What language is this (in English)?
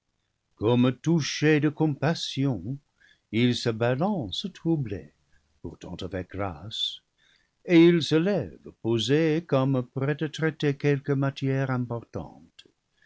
French